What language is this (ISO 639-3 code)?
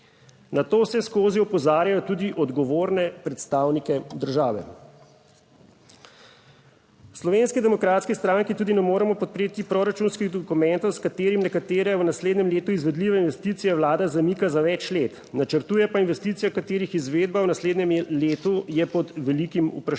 slv